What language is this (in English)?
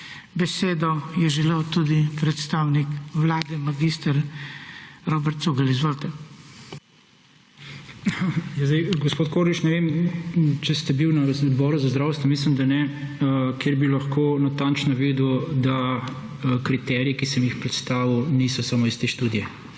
Slovenian